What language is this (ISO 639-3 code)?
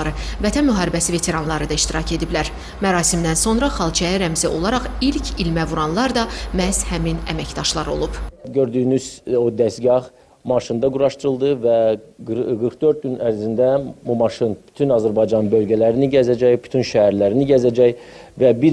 tur